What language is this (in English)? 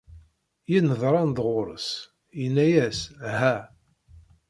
Kabyle